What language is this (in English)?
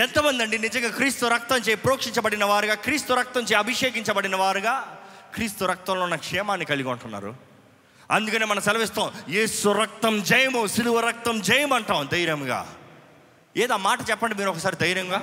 Telugu